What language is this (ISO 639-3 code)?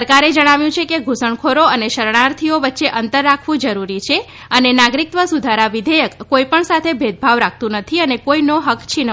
guj